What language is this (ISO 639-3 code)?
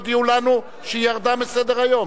heb